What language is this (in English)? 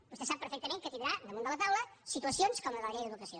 Catalan